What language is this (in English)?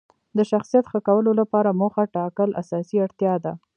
Pashto